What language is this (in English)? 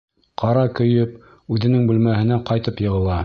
Bashkir